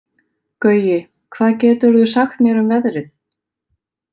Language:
Icelandic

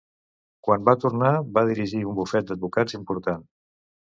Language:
Catalan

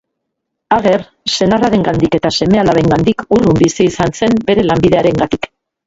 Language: Basque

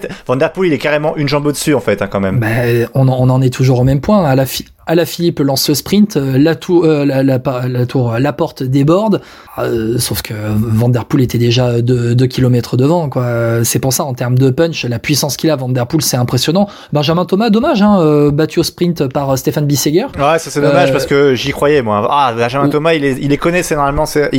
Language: French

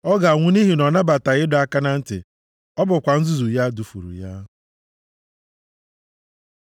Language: Igbo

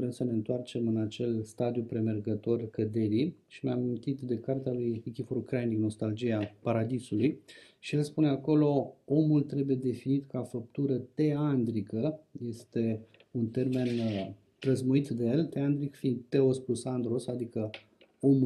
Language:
Romanian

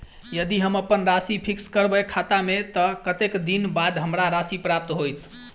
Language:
Maithili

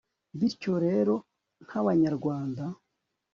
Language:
Kinyarwanda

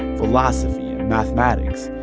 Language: English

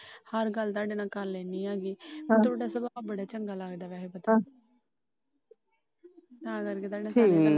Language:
Punjabi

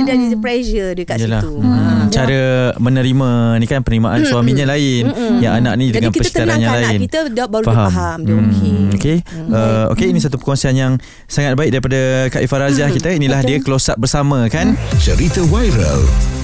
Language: Malay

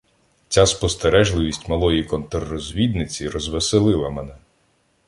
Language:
Ukrainian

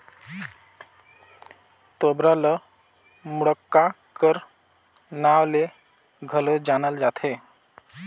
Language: Chhattisgarhi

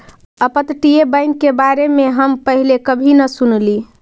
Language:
Magahi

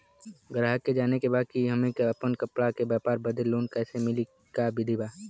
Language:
Bhojpuri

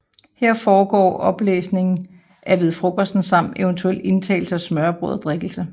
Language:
Danish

